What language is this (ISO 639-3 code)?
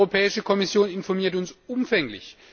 deu